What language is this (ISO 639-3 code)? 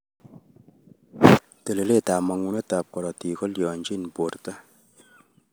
kln